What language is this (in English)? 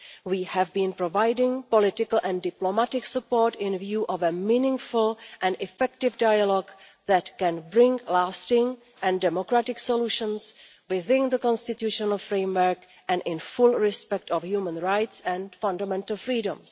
English